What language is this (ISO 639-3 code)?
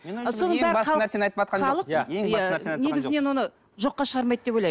kaz